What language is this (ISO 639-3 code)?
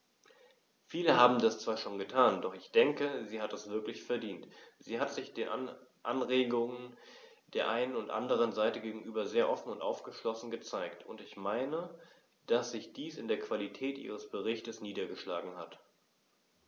deu